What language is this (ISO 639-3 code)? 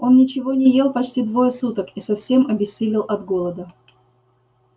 rus